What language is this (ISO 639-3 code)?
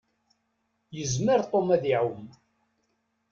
kab